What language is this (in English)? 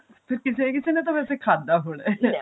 Punjabi